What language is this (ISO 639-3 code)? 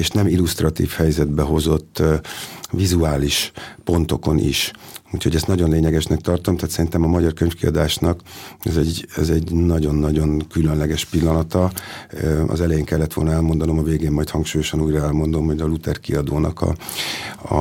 hun